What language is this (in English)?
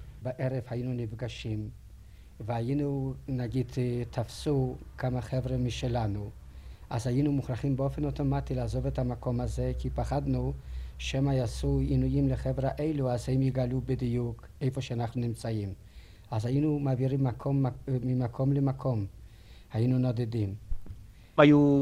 Hebrew